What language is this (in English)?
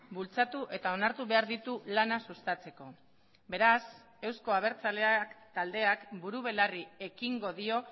Basque